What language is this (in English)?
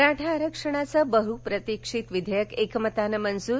Marathi